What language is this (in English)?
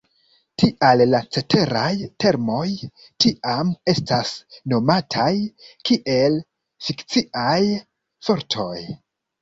Esperanto